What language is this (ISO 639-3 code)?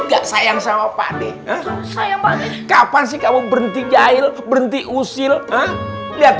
ind